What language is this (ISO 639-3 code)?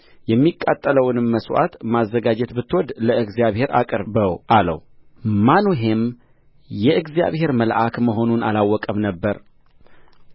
amh